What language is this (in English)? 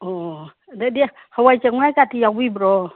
Manipuri